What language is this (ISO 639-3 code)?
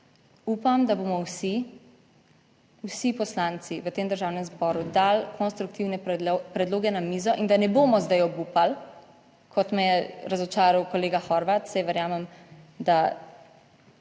slv